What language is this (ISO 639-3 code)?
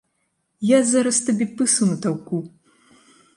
bel